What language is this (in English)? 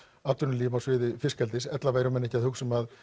Icelandic